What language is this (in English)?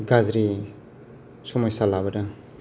Bodo